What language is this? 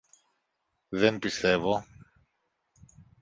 Greek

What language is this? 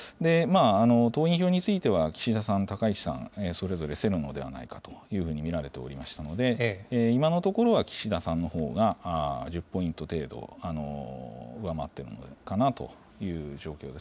Japanese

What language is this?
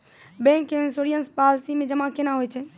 Maithili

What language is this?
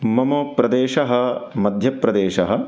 Sanskrit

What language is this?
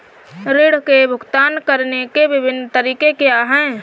Hindi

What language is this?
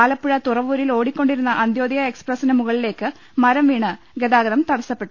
Malayalam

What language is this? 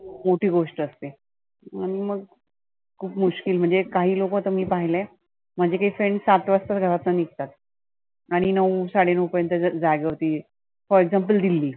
Marathi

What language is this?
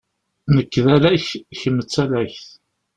Kabyle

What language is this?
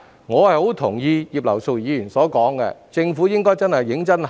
Cantonese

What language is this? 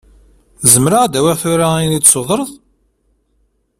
Kabyle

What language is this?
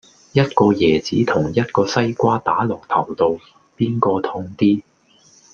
Cantonese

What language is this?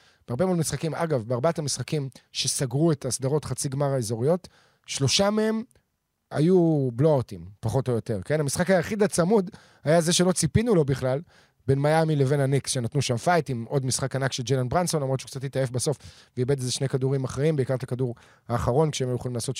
Hebrew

